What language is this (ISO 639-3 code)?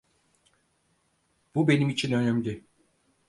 tur